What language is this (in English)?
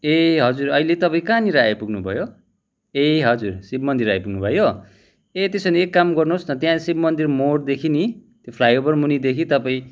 Nepali